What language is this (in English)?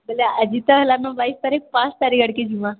Odia